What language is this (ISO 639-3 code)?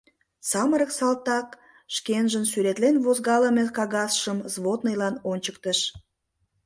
chm